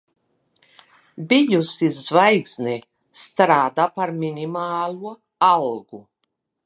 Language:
Latvian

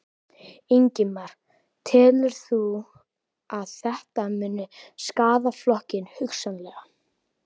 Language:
Icelandic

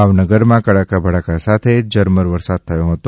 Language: Gujarati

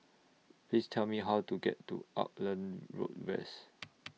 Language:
English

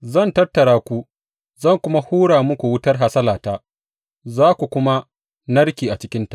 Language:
Hausa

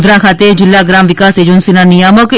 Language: Gujarati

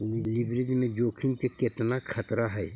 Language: Magahi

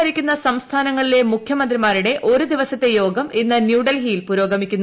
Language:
Malayalam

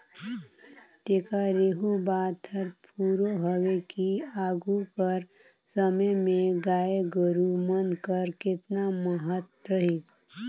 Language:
Chhattisgarhi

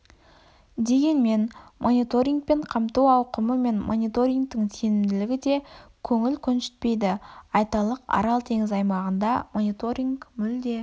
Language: Kazakh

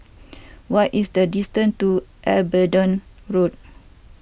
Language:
English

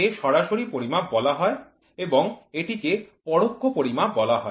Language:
Bangla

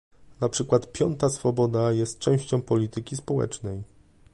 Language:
Polish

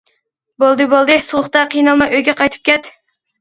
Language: Uyghur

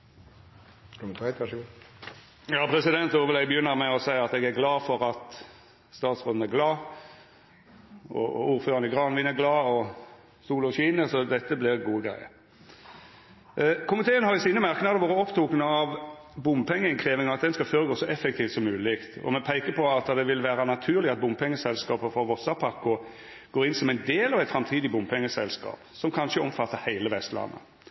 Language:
Norwegian Nynorsk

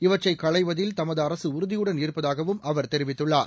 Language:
Tamil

